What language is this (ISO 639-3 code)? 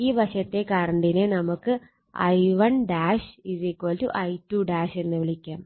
mal